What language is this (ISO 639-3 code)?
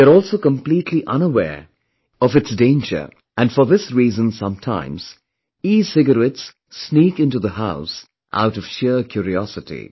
eng